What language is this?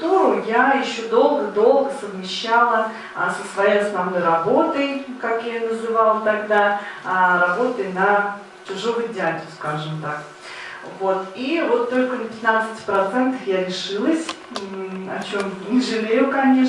Russian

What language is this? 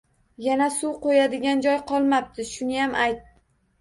Uzbek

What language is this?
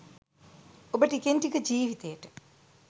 Sinhala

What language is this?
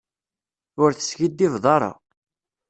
Kabyle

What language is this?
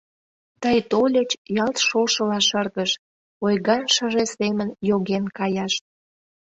Mari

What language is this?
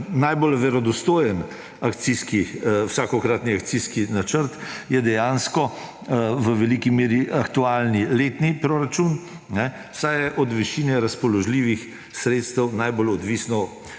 Slovenian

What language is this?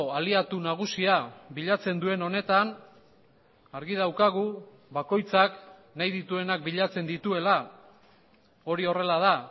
Basque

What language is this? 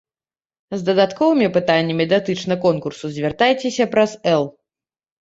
Belarusian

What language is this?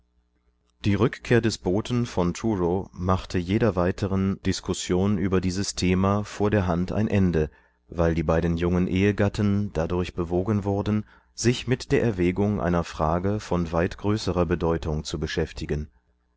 German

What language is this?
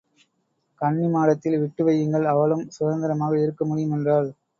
Tamil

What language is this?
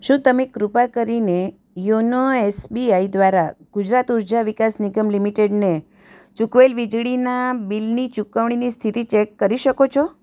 Gujarati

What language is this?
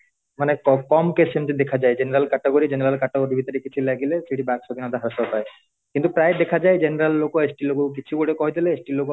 Odia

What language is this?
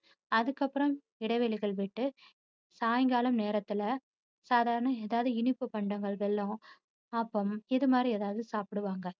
Tamil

